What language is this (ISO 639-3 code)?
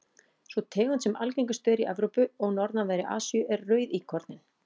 isl